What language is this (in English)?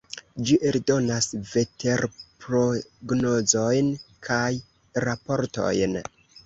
Esperanto